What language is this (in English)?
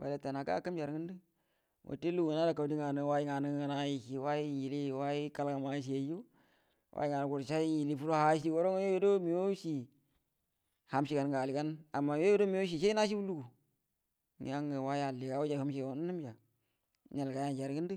Buduma